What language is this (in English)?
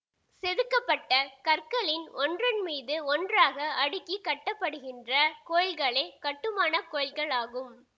Tamil